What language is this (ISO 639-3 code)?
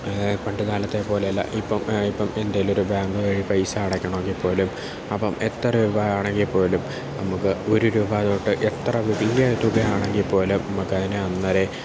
mal